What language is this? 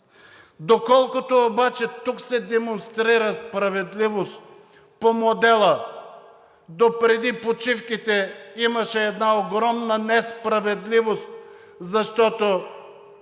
Bulgarian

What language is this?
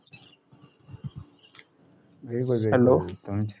Marathi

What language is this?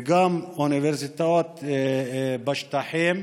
Hebrew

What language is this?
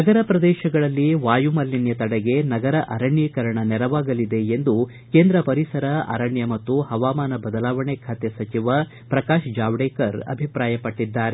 Kannada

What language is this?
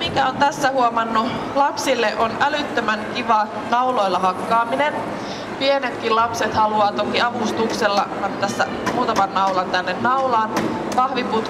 Finnish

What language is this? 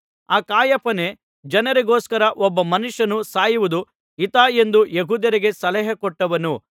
Kannada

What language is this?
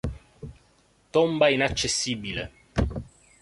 Italian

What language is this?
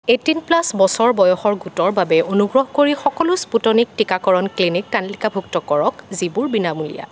Assamese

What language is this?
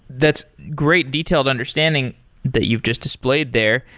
English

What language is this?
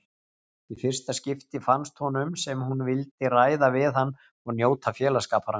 Icelandic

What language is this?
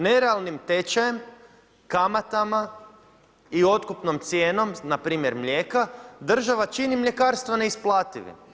Croatian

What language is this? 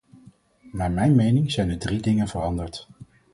Dutch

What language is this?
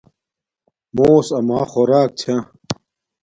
Domaaki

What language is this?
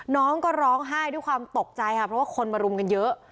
Thai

